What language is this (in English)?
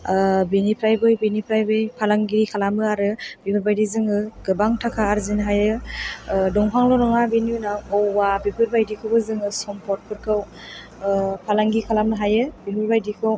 Bodo